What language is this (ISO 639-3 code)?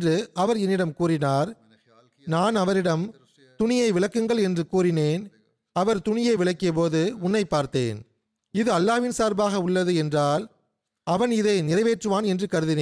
tam